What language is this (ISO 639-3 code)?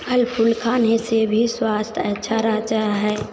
hin